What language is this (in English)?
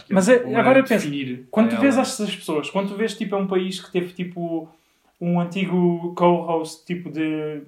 Portuguese